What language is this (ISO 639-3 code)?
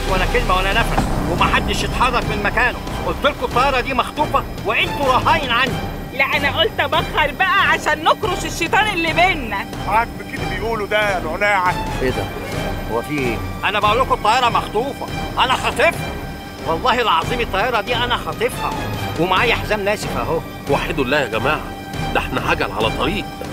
ara